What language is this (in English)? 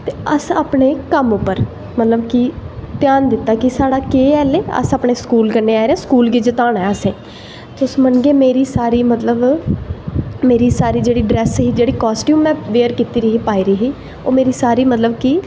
Dogri